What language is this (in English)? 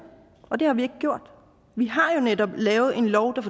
Danish